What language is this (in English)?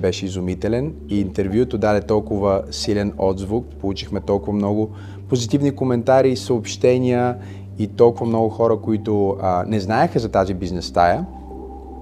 Bulgarian